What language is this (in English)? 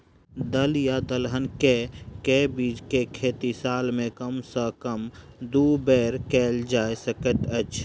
Maithili